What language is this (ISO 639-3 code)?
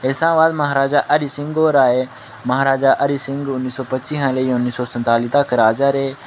doi